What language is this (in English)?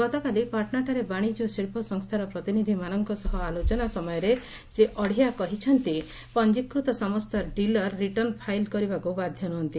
Odia